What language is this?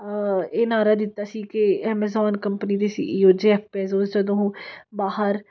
Punjabi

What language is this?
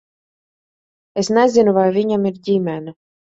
Latvian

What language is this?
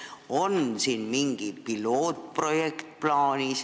Estonian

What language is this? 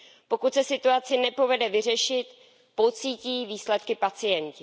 Czech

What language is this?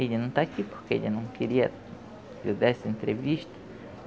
Portuguese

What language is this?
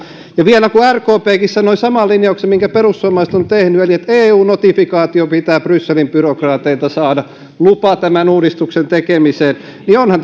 Finnish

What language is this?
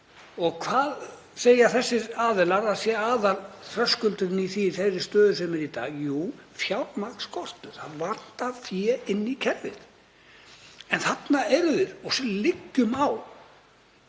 Icelandic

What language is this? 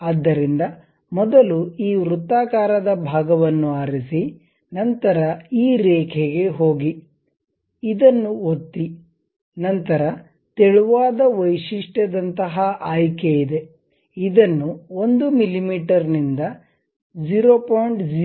Kannada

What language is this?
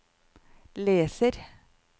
Norwegian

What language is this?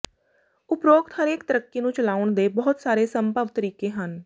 Punjabi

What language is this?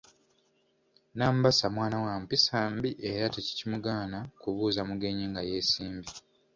Ganda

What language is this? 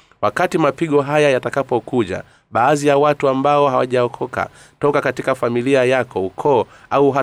Swahili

